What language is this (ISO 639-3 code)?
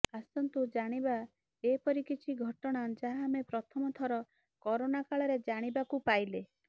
ori